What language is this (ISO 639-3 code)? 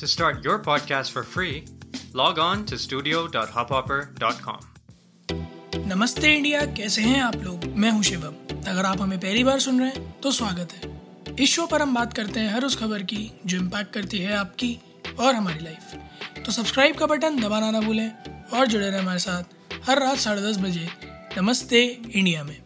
hin